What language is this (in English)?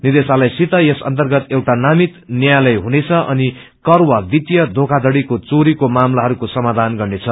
Nepali